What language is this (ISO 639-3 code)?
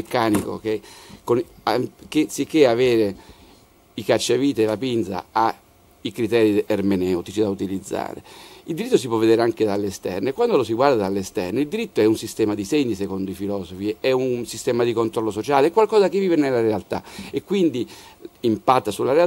ita